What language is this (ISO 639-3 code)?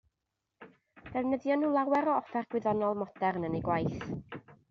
cym